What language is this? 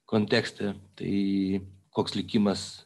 Lithuanian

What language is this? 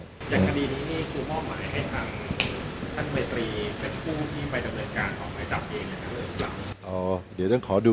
Thai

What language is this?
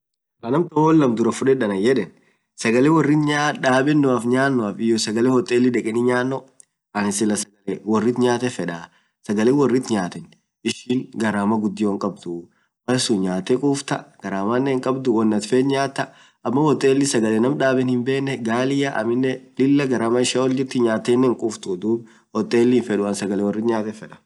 Orma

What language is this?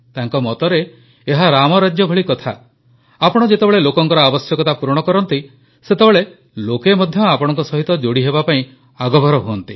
Odia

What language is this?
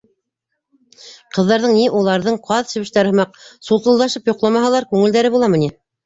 Bashkir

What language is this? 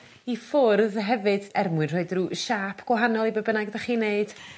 Welsh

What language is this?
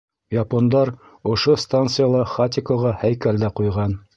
Bashkir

